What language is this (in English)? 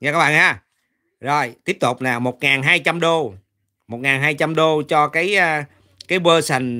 Vietnamese